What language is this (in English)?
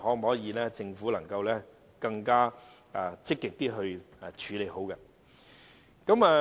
Cantonese